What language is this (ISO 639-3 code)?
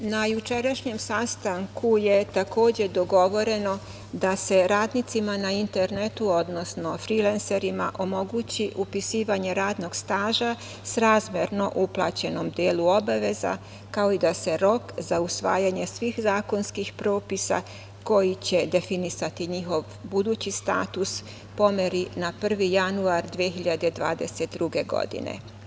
srp